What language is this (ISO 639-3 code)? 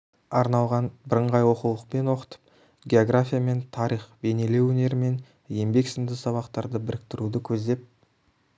kaz